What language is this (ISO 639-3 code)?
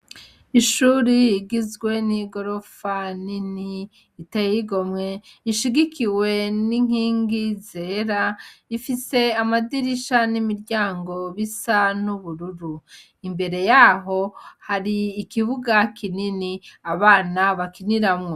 run